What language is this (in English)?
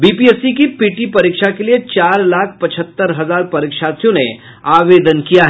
Hindi